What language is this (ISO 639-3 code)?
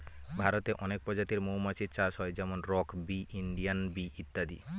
ben